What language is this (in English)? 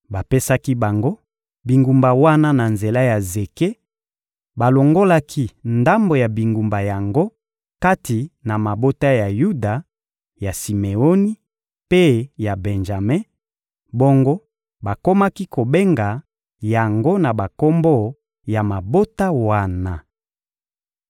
Lingala